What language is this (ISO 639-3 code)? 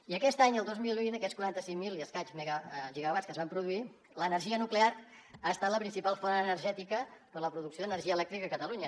cat